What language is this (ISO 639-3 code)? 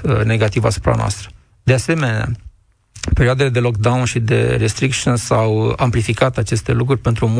ron